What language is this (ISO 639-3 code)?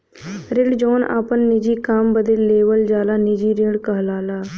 bho